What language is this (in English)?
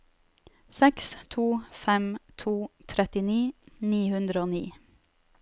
Norwegian